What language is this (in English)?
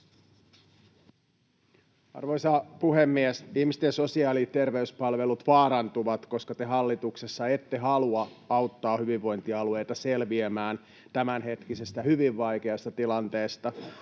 Finnish